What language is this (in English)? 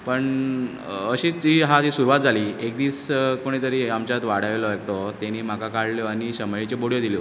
Konkani